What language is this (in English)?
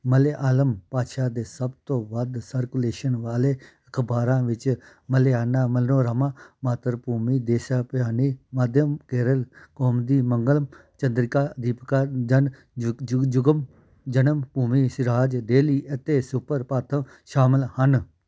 Punjabi